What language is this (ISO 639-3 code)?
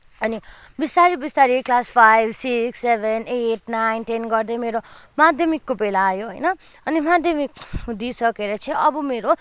nep